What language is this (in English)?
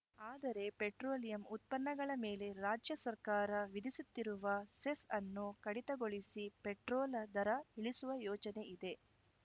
Kannada